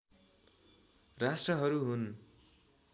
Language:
Nepali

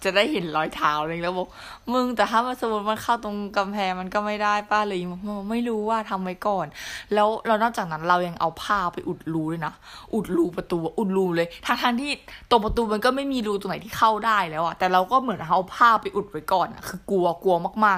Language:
Thai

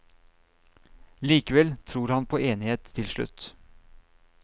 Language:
Norwegian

